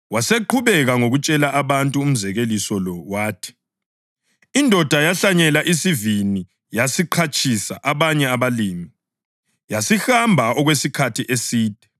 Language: North Ndebele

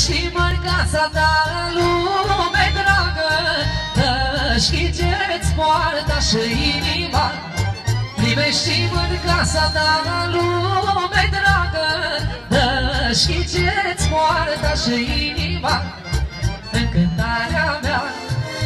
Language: Romanian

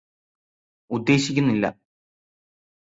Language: Malayalam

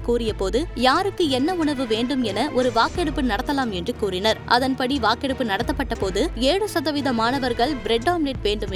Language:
Tamil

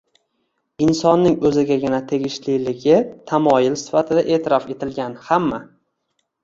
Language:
Uzbek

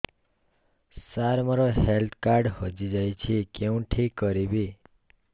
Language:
Odia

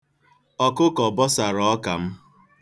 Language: Igbo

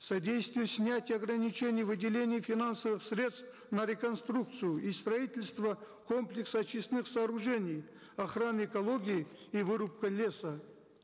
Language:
Kazakh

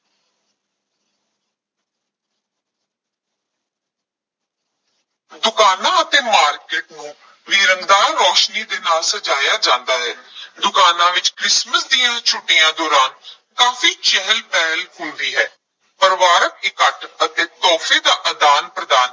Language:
Punjabi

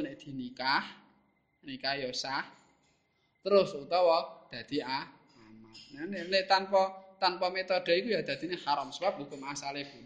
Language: Indonesian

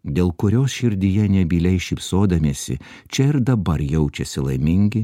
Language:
Lithuanian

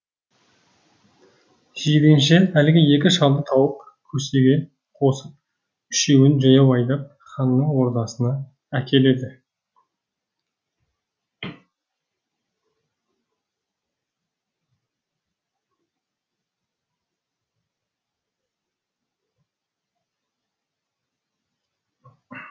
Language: Kazakh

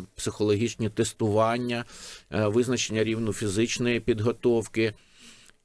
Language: Ukrainian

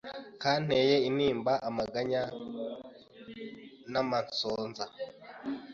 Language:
Kinyarwanda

